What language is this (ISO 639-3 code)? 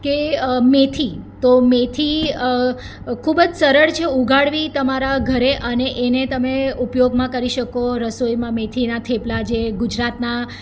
guj